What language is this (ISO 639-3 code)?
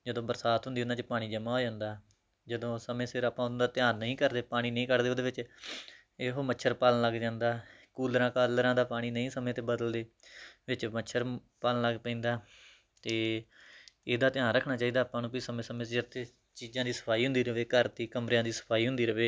pan